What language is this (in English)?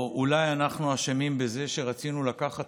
Hebrew